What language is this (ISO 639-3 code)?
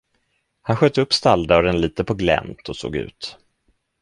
swe